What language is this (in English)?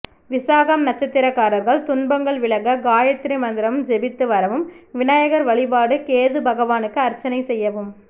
Tamil